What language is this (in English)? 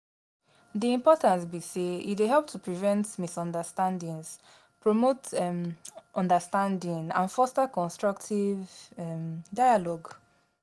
Nigerian Pidgin